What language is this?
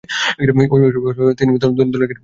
Bangla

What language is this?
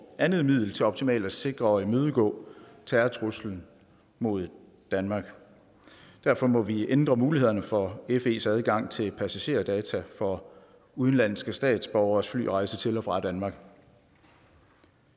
Danish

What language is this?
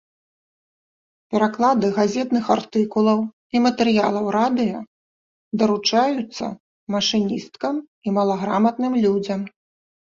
Belarusian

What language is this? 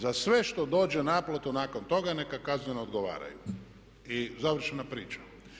Croatian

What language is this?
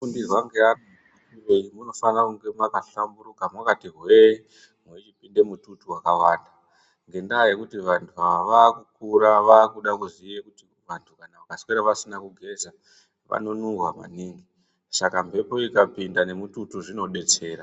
Ndau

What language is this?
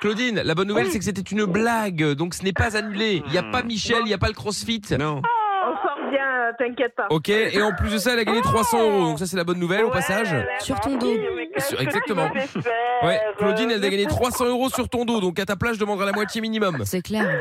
French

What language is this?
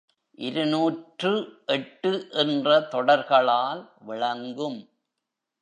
Tamil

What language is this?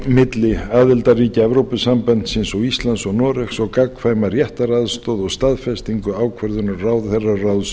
Icelandic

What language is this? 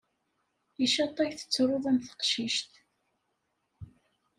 Kabyle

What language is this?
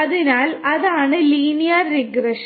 Malayalam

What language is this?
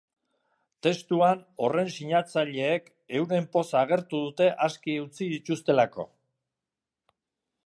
Basque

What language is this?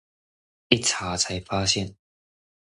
Chinese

